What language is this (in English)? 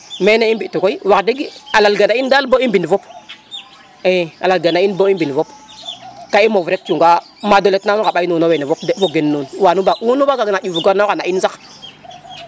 Serer